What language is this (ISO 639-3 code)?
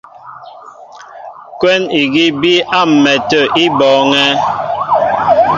mbo